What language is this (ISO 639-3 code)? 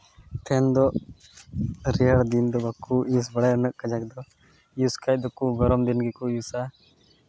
sat